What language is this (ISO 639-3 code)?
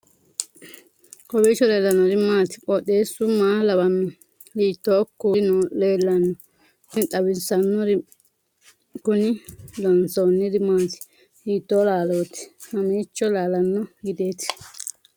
sid